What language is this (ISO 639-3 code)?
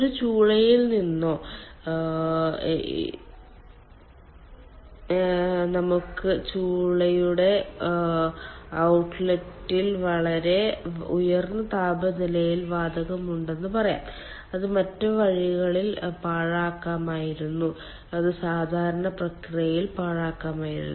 mal